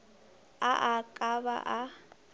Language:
Northern Sotho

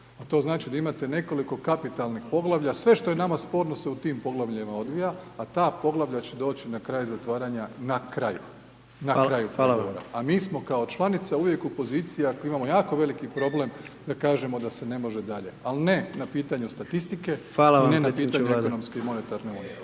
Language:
Croatian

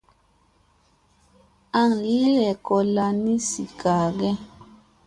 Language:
Musey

